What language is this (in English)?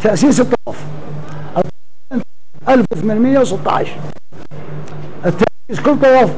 Arabic